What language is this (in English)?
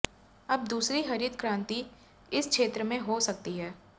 Hindi